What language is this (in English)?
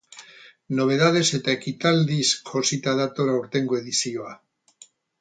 Basque